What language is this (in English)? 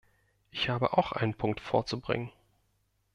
German